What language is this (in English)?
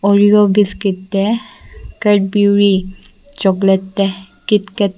Mizo